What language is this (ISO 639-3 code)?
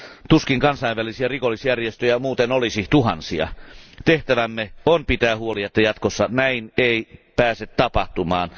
fin